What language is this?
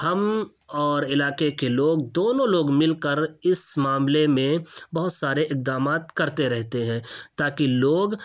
Urdu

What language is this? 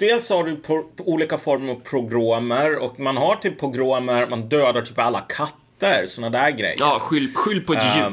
Swedish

